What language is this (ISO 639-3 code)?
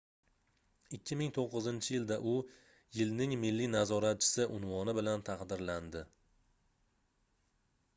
uzb